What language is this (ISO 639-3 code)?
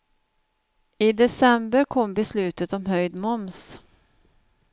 swe